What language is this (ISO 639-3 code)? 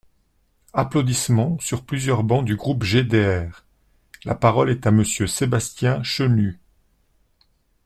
fra